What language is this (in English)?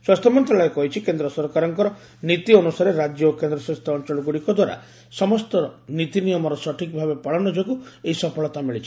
Odia